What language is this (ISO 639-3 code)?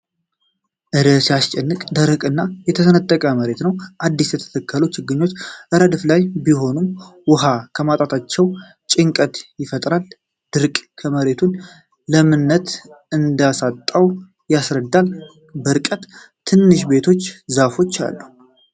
amh